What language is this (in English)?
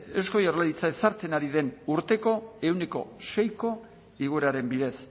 Basque